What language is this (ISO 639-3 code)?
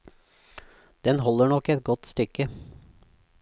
nor